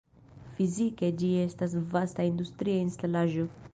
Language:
Esperanto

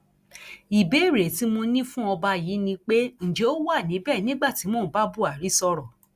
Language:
Yoruba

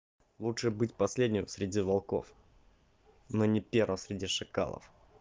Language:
Russian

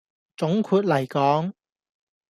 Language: Cantonese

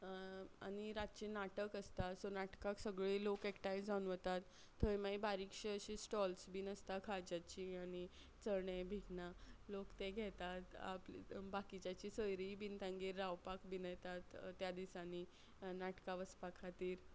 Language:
Konkani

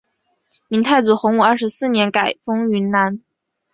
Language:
Chinese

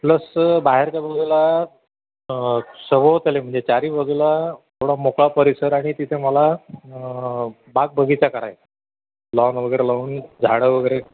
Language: Marathi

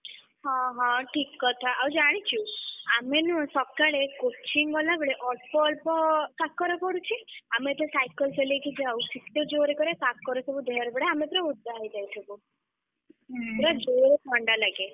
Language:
Odia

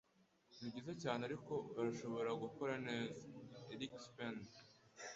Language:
Kinyarwanda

